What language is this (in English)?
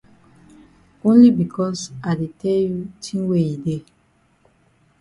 Cameroon Pidgin